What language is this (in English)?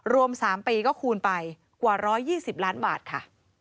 Thai